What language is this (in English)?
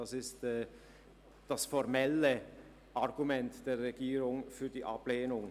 Swiss German